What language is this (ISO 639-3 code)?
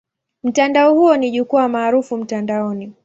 swa